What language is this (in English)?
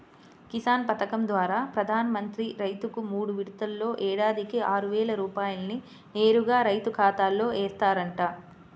Telugu